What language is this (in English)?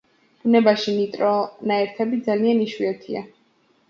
Georgian